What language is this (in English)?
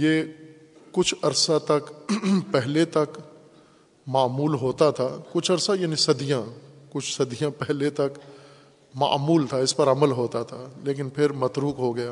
Urdu